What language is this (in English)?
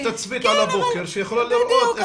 Hebrew